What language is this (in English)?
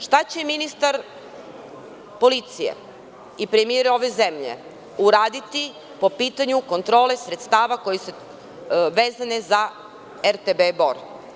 Serbian